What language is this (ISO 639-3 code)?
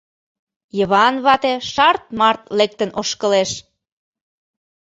chm